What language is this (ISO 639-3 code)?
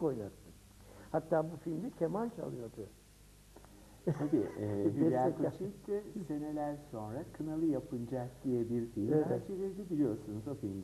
tur